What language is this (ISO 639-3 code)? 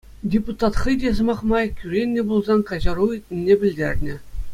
chv